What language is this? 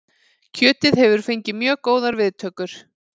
Icelandic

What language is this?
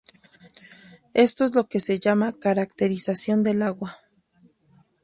Spanish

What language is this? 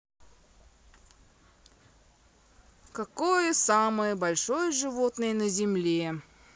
Russian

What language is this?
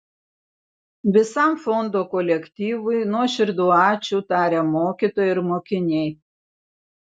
Lithuanian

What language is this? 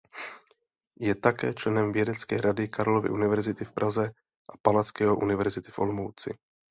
Czech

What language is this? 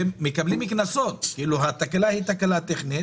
Hebrew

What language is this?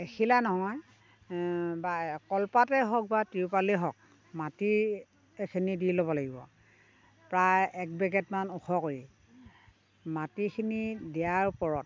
Assamese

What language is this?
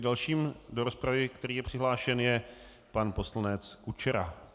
Czech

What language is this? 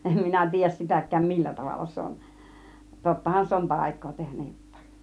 Finnish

